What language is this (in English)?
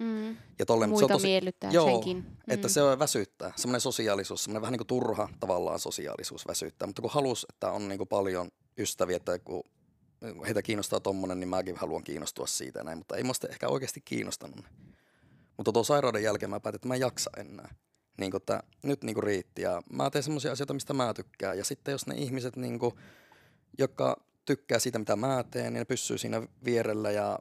Finnish